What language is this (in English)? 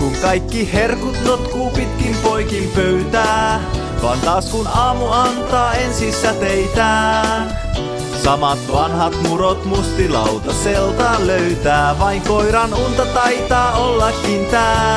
Finnish